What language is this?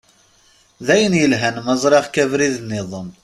Kabyle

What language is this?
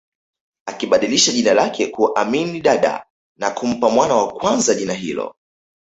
Swahili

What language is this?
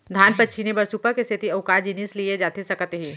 Chhattisgarhi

